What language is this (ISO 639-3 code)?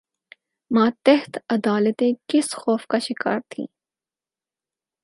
urd